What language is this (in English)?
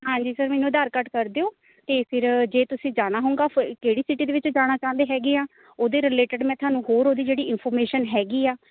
Punjabi